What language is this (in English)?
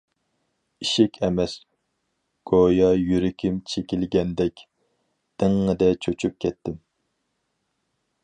Uyghur